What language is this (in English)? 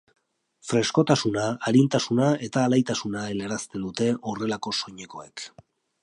Basque